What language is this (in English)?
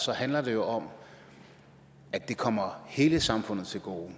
Danish